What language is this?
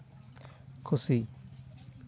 Santali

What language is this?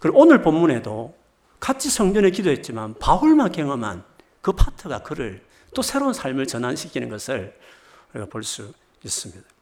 Korean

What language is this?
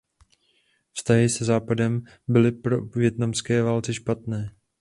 Czech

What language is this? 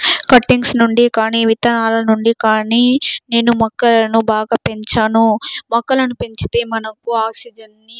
Telugu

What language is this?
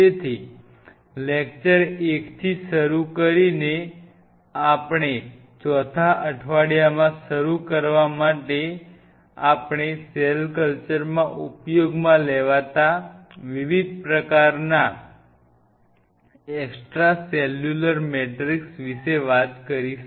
Gujarati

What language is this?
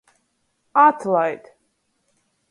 Latgalian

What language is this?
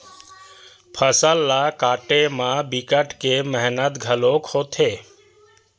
Chhattisgarhi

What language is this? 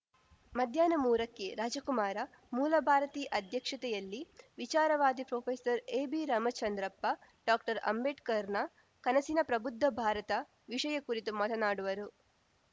Kannada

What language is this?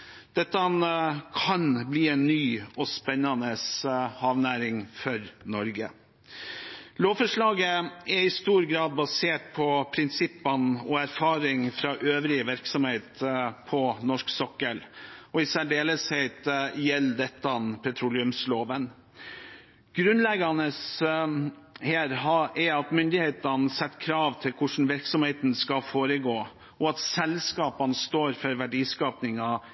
Norwegian Bokmål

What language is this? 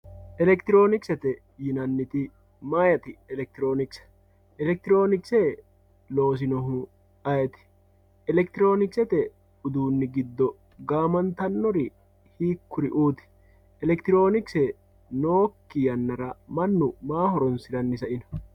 Sidamo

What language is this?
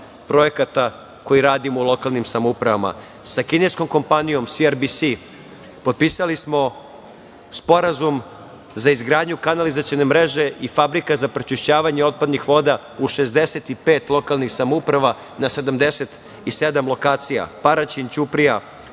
Serbian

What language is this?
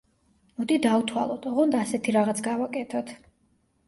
Georgian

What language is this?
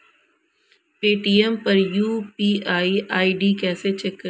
Hindi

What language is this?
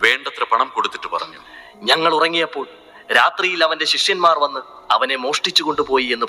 Malayalam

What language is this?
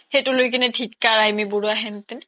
Assamese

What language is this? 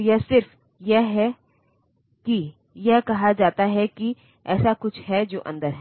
Hindi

